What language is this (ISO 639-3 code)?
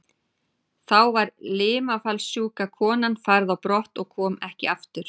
isl